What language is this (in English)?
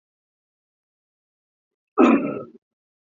Chinese